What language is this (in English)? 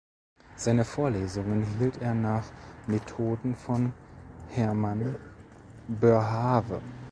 German